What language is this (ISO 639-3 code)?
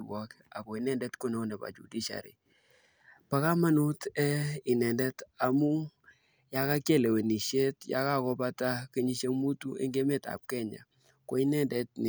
kln